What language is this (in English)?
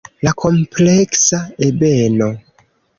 Esperanto